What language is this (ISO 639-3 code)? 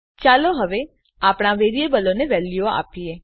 guj